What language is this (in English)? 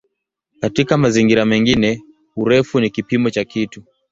Swahili